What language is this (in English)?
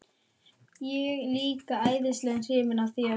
Icelandic